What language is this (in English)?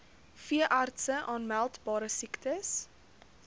Afrikaans